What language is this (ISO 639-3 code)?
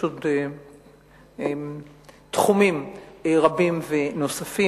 heb